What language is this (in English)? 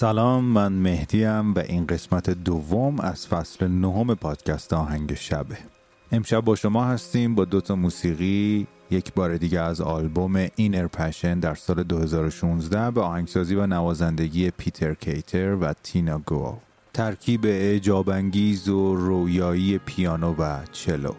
Persian